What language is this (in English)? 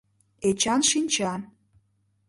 Mari